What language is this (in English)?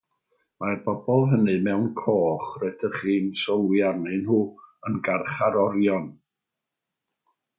Welsh